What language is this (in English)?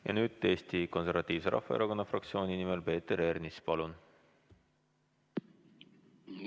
Estonian